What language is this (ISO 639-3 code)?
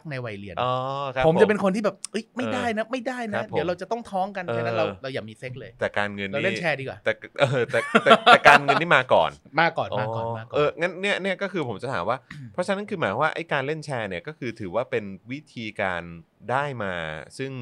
tha